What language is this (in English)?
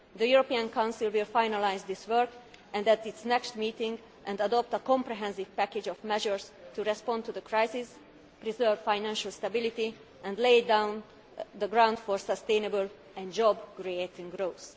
English